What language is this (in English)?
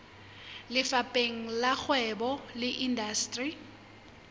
Southern Sotho